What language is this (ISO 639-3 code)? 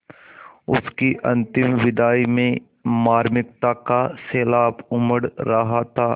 hin